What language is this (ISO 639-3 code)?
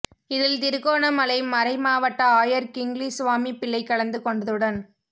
tam